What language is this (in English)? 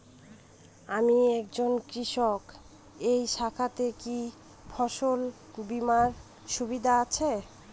Bangla